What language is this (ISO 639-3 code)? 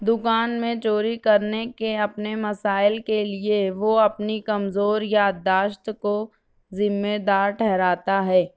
urd